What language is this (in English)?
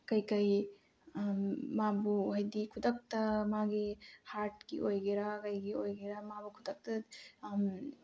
Manipuri